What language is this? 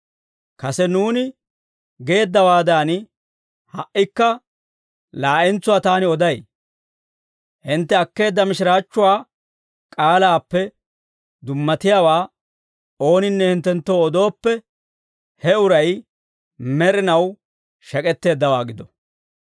Dawro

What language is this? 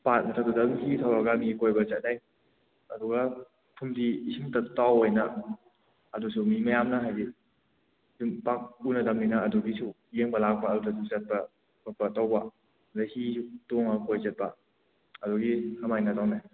Manipuri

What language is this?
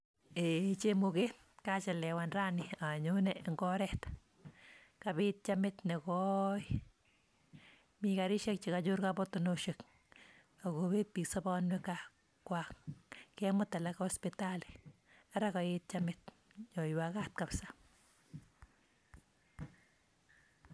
Kalenjin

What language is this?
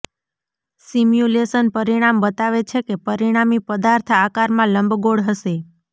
Gujarati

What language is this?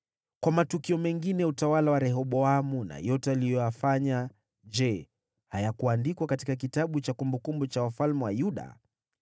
Swahili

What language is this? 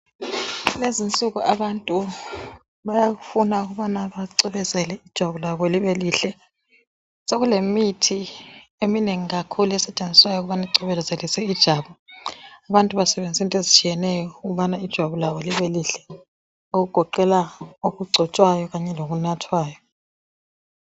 North Ndebele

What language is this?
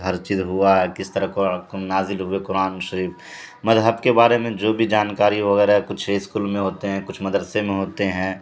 Urdu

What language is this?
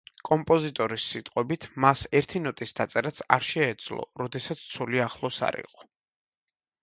Georgian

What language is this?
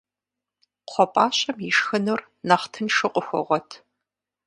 Kabardian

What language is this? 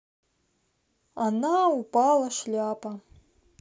Russian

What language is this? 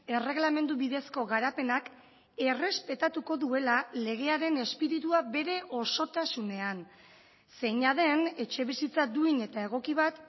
Basque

